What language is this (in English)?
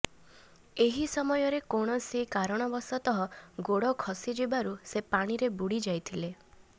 Odia